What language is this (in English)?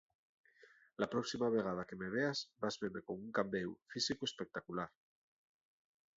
Asturian